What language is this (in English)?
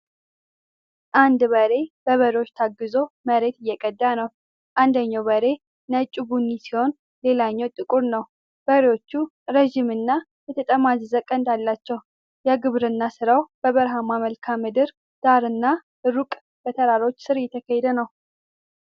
Amharic